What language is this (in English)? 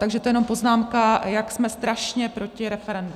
Czech